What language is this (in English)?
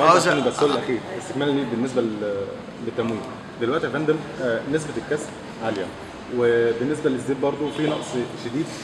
Arabic